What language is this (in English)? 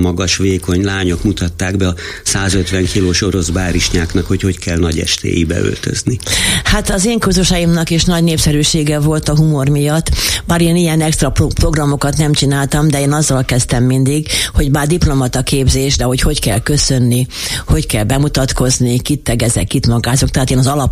Hungarian